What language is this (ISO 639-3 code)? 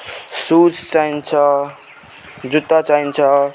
nep